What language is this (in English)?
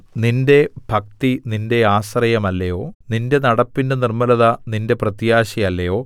Malayalam